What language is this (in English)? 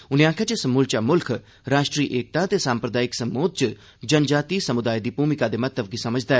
Dogri